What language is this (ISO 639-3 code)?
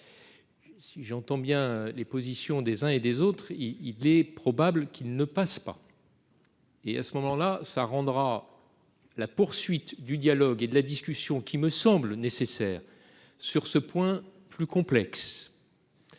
fra